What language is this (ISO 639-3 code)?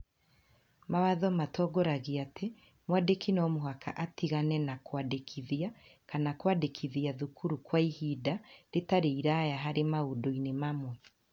kik